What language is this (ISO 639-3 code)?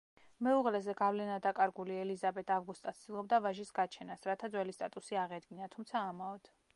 kat